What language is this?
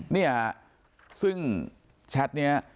Thai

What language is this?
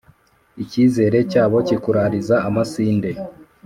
Kinyarwanda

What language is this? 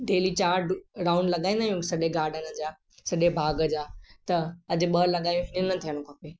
Sindhi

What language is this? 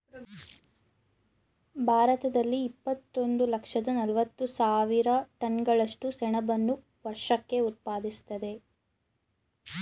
Kannada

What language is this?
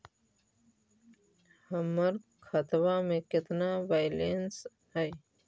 Magahi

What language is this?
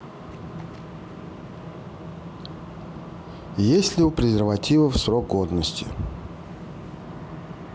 Russian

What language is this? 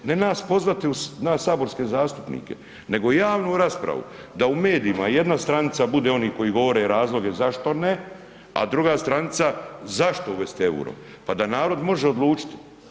Croatian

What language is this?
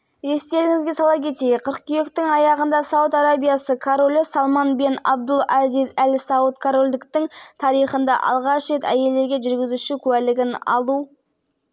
Kazakh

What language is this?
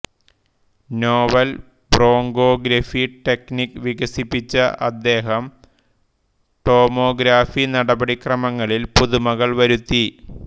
Malayalam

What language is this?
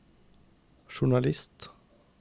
Norwegian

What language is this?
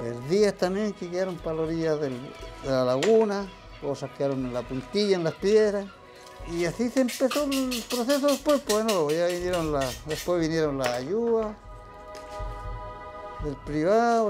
Spanish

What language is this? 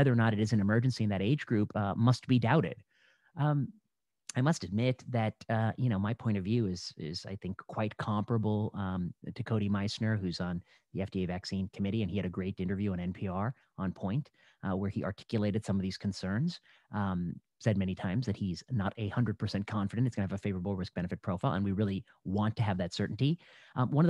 English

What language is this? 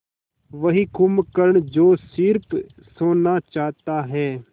Hindi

